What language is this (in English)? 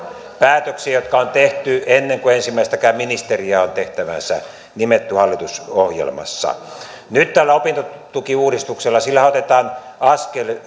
Finnish